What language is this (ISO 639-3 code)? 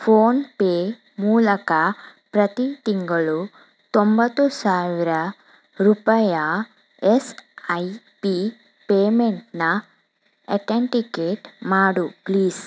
kan